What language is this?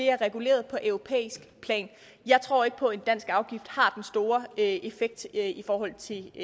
Danish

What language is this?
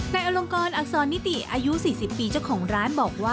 Thai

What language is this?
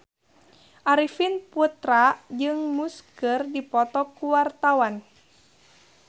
Sundanese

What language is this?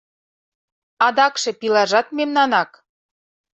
Mari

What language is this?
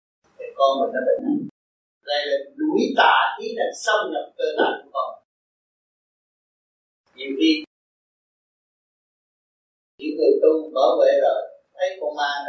Vietnamese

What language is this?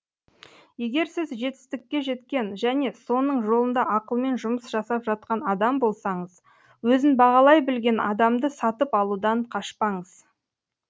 Kazakh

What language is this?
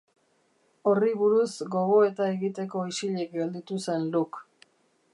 Basque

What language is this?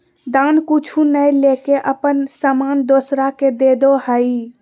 Magahi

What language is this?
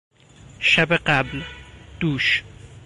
Persian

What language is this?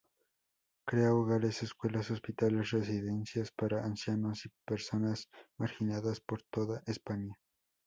Spanish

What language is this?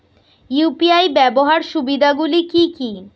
Bangla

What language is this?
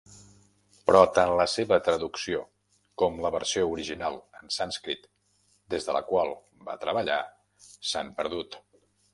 Catalan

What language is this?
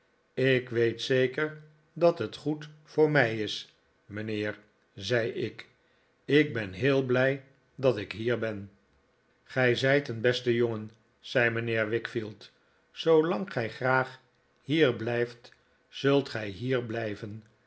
Dutch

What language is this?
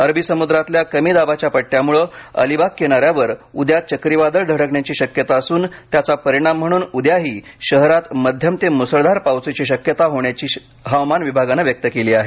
Marathi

